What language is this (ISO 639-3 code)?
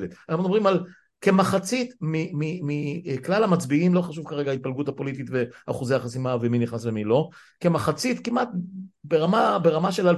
heb